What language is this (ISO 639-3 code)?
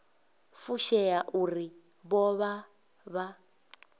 ven